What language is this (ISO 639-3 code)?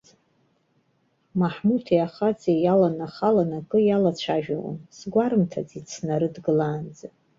abk